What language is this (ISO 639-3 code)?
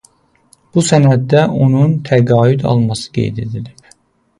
aze